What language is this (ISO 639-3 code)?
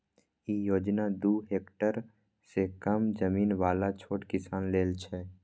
mai